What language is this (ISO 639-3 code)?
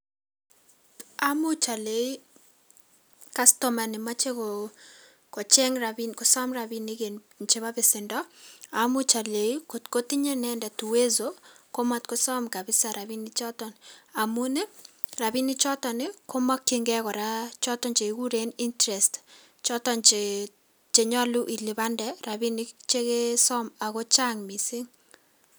kln